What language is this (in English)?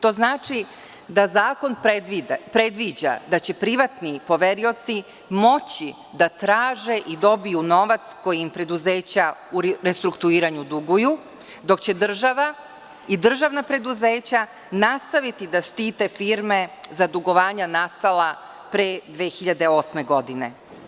Serbian